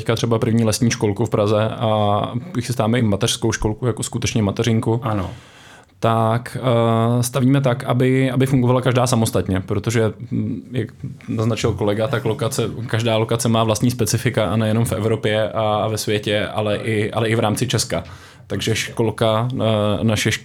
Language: Czech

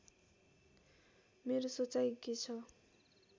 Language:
Nepali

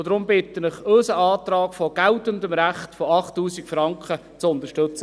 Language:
Swiss German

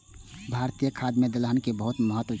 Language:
Maithili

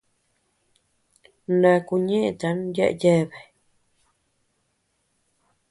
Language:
Tepeuxila Cuicatec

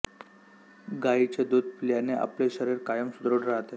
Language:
Marathi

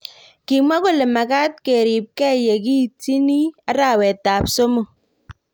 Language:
Kalenjin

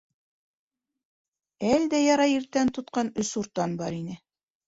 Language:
Bashkir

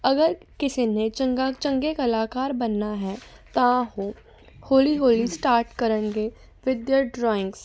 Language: Punjabi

